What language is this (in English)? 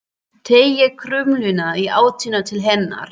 Icelandic